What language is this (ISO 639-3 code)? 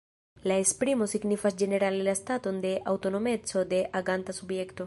epo